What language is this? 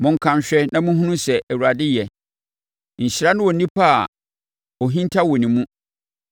Akan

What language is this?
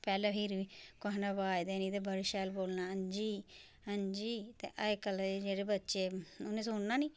Dogri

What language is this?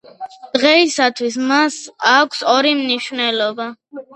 Georgian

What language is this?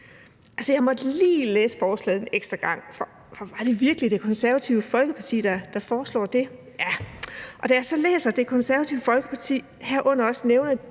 Danish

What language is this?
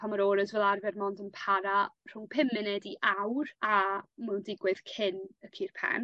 Welsh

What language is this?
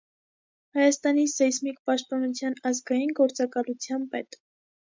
Armenian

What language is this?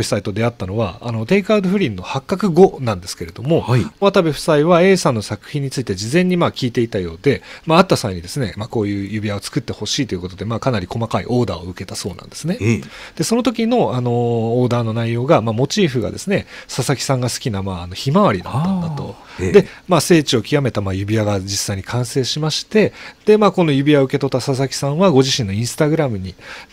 Japanese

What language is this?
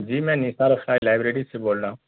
Urdu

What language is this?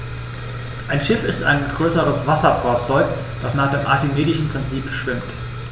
German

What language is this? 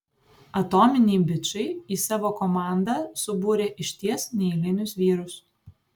Lithuanian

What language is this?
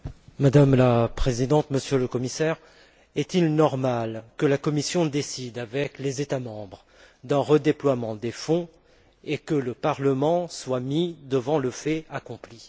French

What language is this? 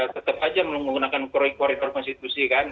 Indonesian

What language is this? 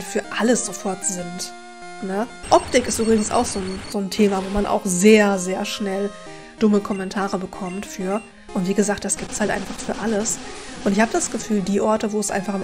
German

